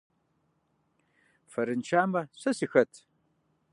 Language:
Kabardian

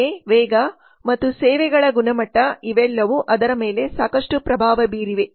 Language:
Kannada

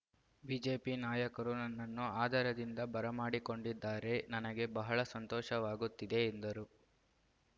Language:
Kannada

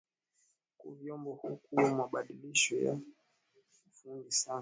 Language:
Swahili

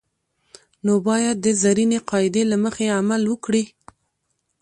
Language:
Pashto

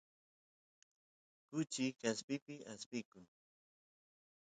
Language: Santiago del Estero Quichua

